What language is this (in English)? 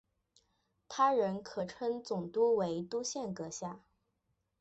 Chinese